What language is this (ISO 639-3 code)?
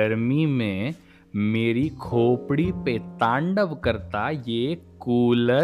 hin